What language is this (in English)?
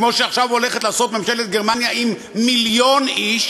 Hebrew